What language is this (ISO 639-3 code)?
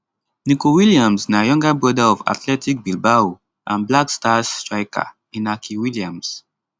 pcm